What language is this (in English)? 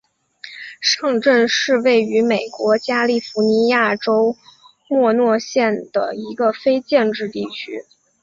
Chinese